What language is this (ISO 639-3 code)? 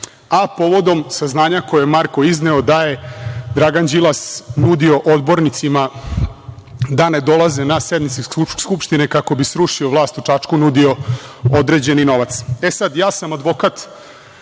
srp